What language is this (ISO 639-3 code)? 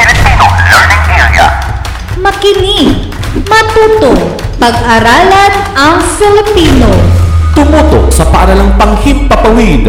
fil